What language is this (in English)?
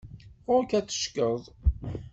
Kabyle